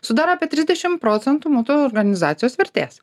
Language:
Lithuanian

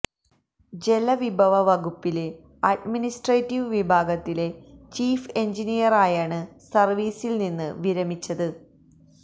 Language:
Malayalam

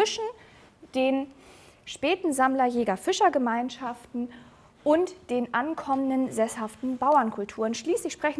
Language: German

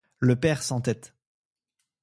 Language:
French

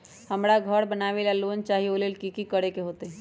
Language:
Magahi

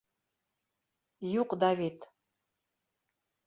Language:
Bashkir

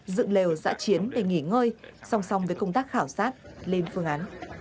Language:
Vietnamese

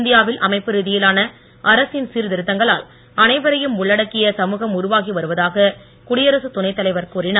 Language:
Tamil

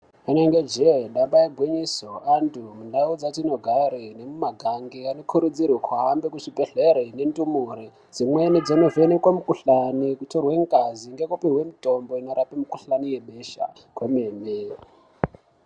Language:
Ndau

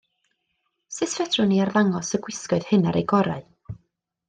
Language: Welsh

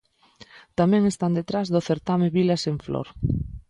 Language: Galician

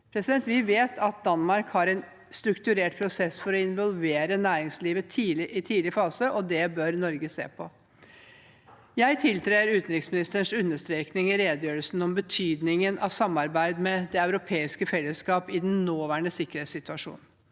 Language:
Norwegian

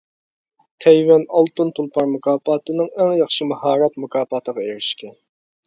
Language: Uyghur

